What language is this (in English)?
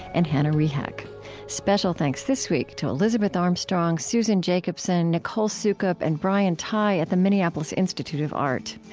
English